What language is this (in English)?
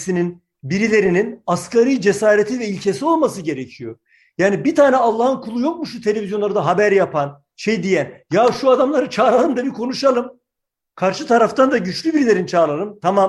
Turkish